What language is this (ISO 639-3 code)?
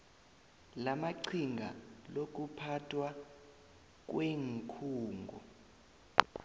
nbl